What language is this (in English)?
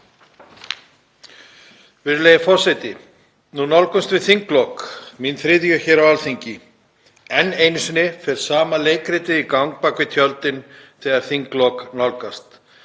Icelandic